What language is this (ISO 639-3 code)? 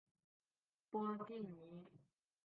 zho